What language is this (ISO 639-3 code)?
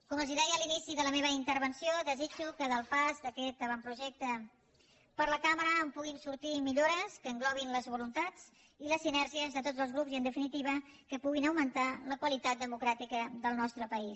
cat